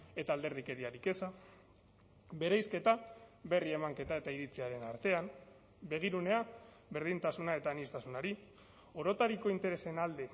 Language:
Basque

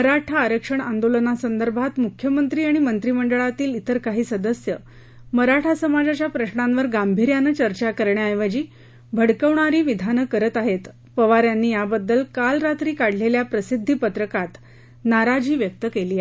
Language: Marathi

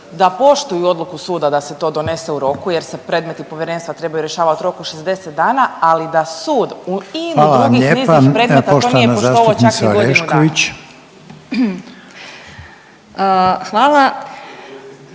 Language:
Croatian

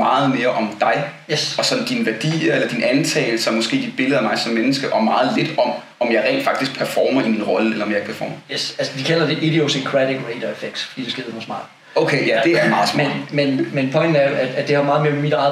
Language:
Danish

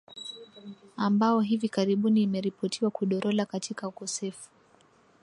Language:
Swahili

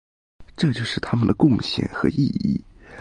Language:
Chinese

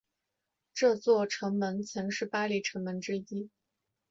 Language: Chinese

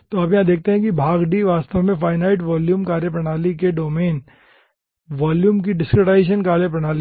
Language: Hindi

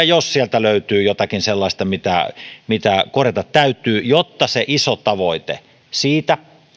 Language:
Finnish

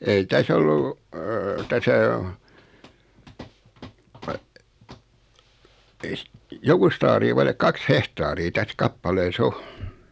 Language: Finnish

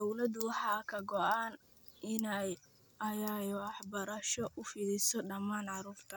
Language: Somali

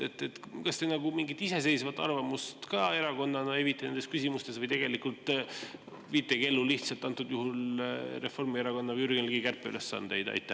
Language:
Estonian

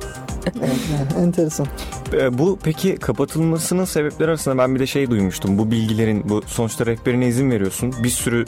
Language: Turkish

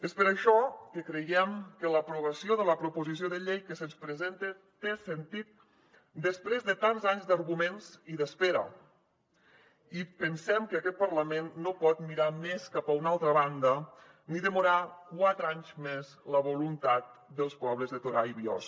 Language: Catalan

